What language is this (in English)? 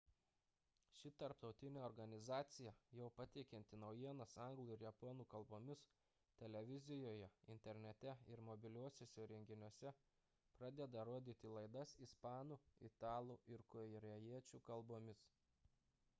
Lithuanian